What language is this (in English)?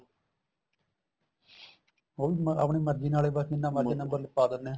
Punjabi